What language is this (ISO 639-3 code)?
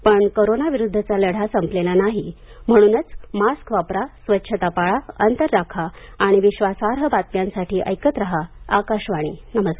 mar